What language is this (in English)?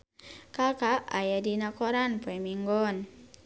Sundanese